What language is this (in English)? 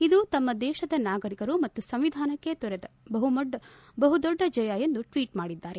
Kannada